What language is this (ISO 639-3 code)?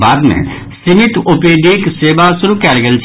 mai